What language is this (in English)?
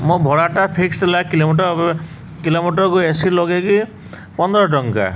Odia